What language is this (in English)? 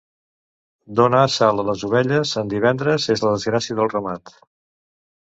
Catalan